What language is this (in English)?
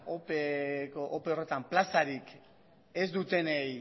Basque